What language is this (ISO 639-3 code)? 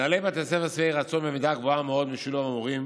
heb